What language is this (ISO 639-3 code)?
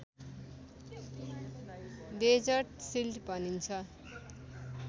nep